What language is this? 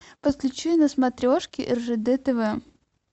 Russian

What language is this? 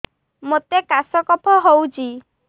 Odia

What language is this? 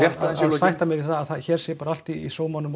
Icelandic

